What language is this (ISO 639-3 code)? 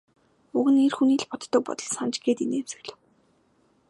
mon